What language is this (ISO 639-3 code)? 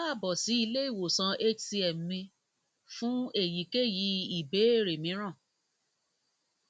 yor